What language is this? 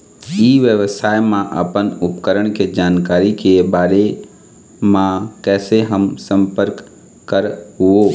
Chhattisgarhi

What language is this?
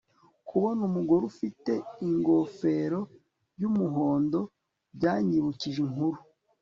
Kinyarwanda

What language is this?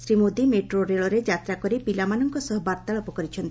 Odia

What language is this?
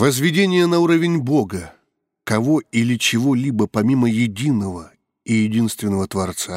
Russian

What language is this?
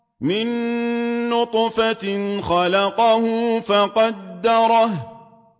Arabic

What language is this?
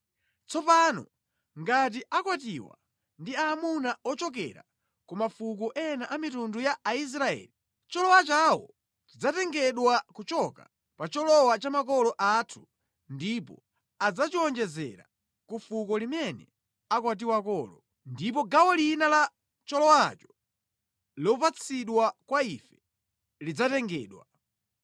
Nyanja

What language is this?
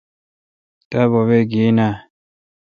Kalkoti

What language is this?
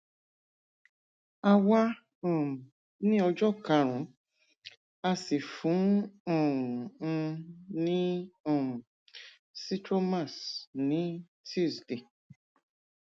Yoruba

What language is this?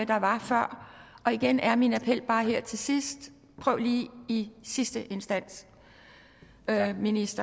Danish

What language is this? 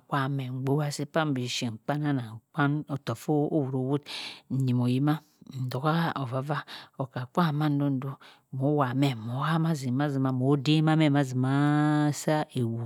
Cross River Mbembe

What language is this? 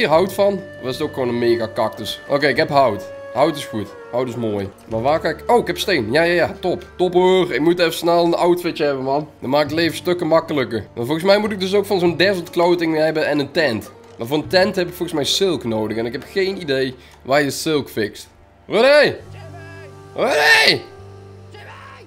Dutch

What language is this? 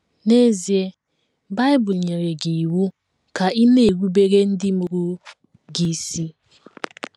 Igbo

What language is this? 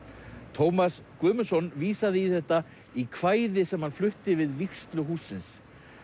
Icelandic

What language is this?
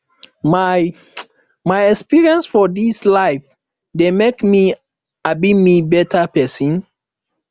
Nigerian Pidgin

